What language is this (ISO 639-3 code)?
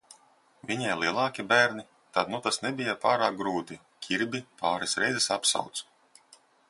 lav